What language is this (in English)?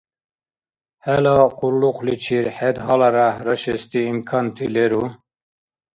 Dargwa